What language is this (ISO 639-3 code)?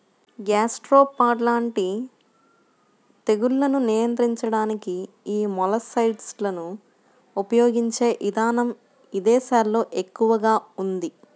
tel